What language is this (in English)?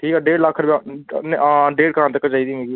Dogri